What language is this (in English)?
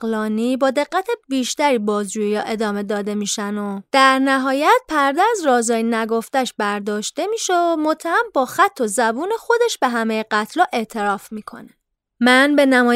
Persian